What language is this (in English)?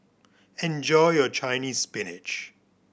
English